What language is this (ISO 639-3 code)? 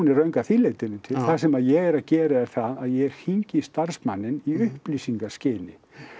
isl